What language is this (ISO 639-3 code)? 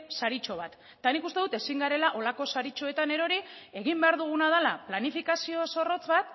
eus